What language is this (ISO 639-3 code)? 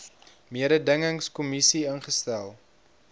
afr